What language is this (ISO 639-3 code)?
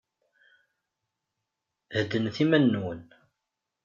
kab